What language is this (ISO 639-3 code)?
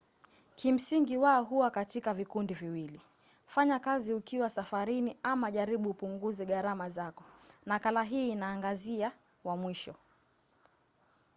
swa